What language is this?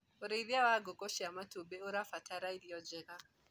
Kikuyu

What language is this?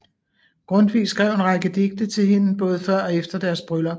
Danish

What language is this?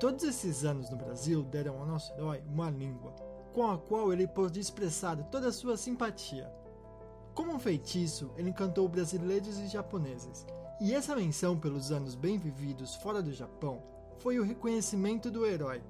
Portuguese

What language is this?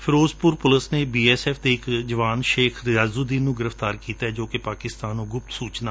Punjabi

